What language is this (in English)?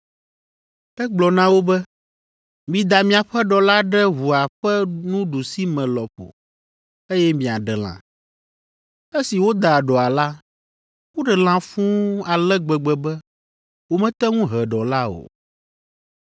Ewe